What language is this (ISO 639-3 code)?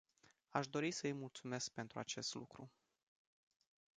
ron